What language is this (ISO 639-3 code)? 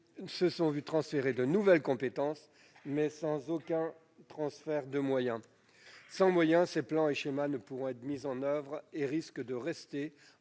fra